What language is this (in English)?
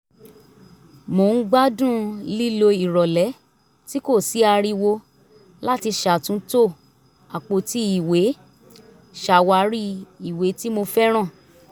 Yoruba